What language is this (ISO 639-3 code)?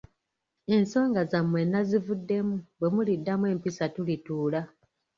lug